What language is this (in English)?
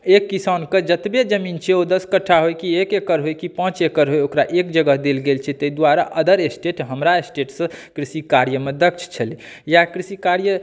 Maithili